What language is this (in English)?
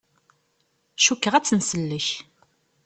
Kabyle